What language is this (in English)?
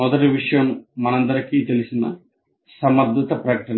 Telugu